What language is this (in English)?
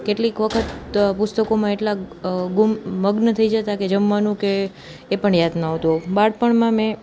Gujarati